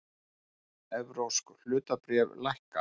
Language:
Icelandic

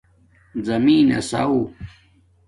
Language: Domaaki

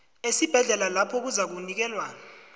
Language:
South Ndebele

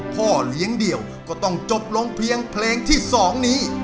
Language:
Thai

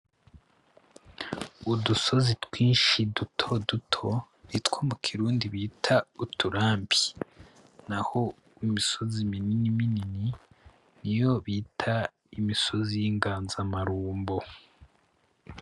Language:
Rundi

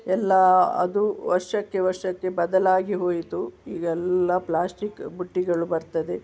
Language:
Kannada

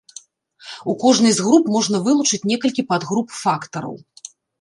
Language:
Belarusian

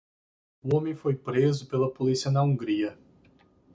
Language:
Portuguese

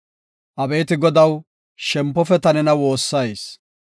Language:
Gofa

